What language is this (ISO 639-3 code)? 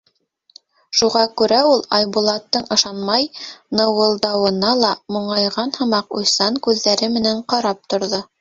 bak